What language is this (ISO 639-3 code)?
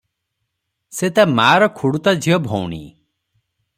ori